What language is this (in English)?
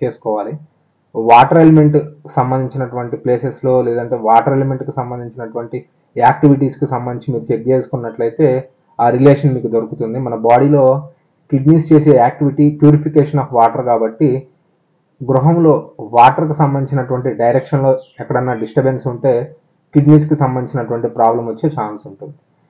Telugu